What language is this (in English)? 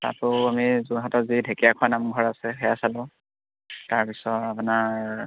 Assamese